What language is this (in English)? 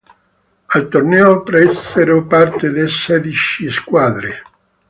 Italian